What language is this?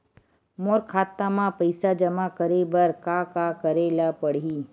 Chhattisgarhi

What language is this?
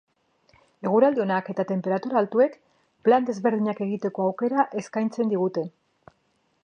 Basque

